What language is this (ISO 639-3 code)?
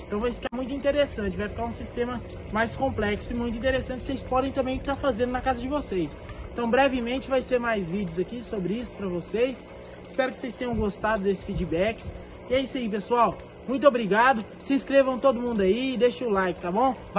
por